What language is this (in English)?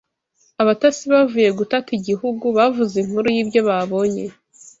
Kinyarwanda